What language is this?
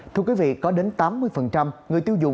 Vietnamese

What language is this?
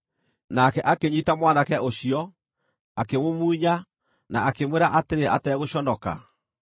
Kikuyu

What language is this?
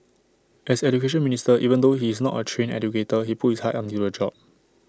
English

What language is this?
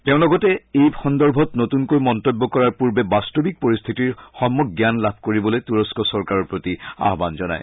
Assamese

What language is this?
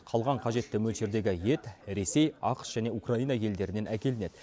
Kazakh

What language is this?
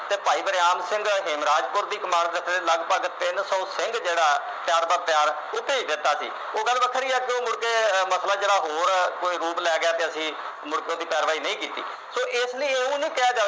Punjabi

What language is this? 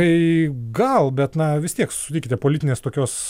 Lithuanian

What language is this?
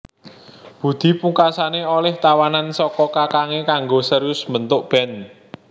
Javanese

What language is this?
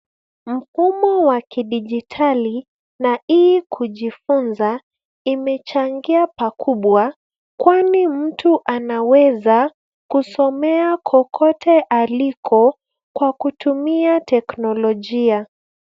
Swahili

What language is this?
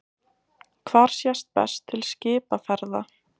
Icelandic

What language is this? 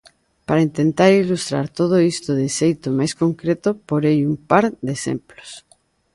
Galician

